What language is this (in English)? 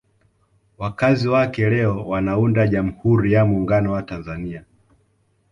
Swahili